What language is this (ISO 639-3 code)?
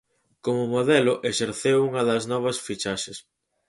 glg